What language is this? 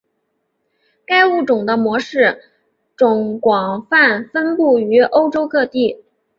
Chinese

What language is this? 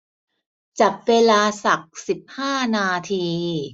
Thai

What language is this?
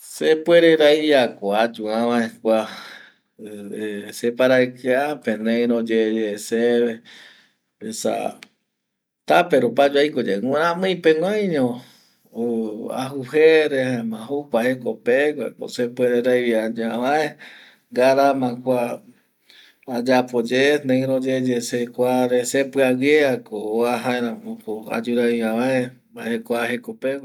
Eastern Bolivian Guaraní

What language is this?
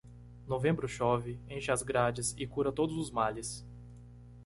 Portuguese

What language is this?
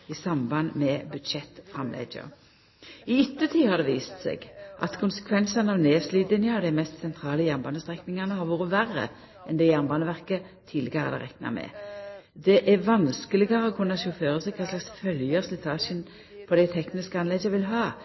Norwegian Nynorsk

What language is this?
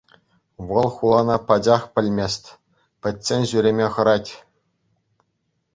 Chuvash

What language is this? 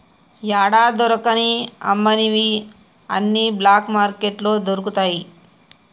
Telugu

